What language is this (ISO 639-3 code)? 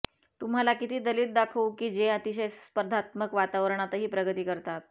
mar